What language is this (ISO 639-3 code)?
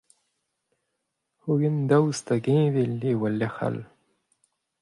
bre